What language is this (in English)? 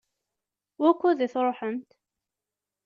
Kabyle